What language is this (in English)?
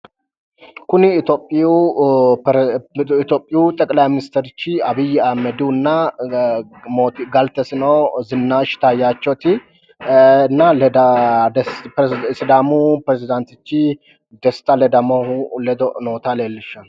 Sidamo